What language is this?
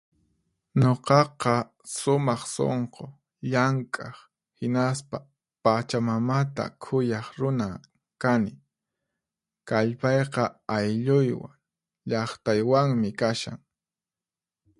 Puno Quechua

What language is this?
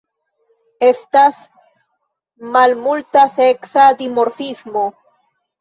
Esperanto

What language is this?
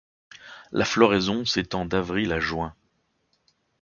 French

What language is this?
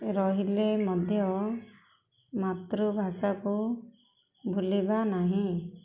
Odia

